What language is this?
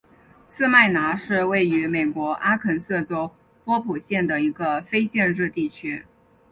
Chinese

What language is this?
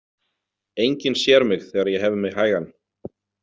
Icelandic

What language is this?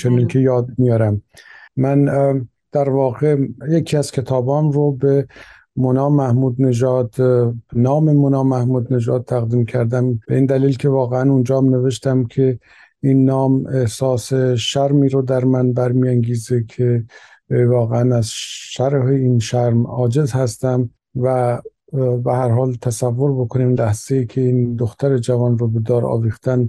Persian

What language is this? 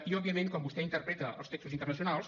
Catalan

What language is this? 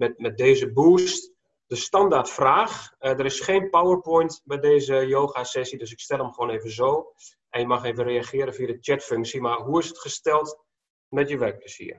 Dutch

